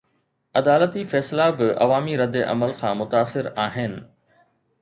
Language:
Sindhi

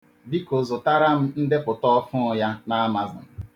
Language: Igbo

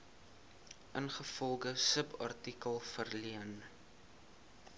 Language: Afrikaans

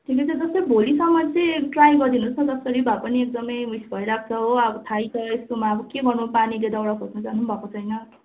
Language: Nepali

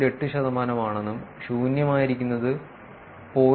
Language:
Malayalam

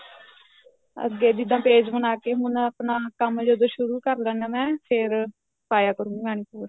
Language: Punjabi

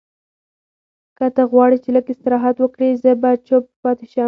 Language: Pashto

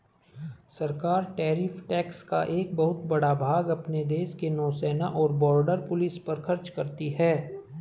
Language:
Hindi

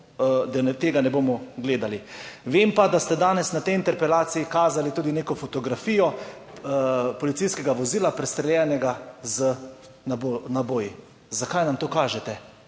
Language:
Slovenian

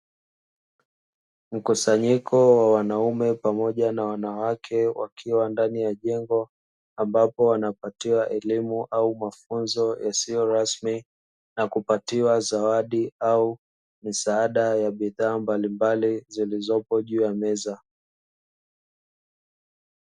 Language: Swahili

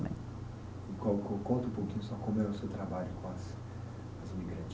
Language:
Portuguese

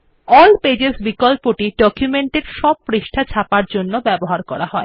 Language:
Bangla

